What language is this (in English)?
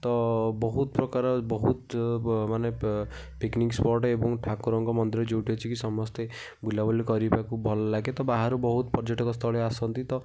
Odia